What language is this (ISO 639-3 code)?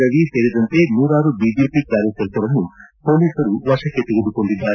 kan